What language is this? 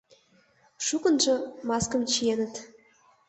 Mari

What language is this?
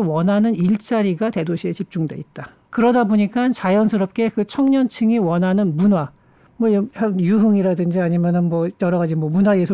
Korean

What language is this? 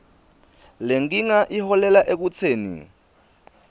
Swati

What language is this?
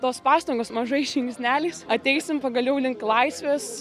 Lithuanian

